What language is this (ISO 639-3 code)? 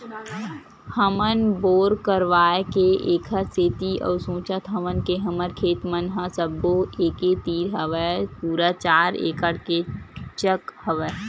hne